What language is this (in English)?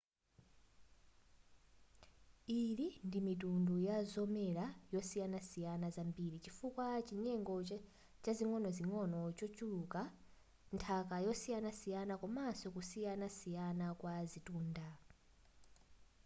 Nyanja